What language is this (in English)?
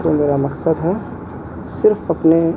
Urdu